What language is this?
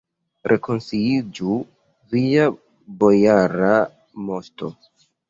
Esperanto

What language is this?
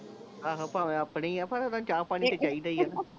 Punjabi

